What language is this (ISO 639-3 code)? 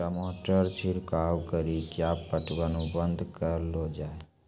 mai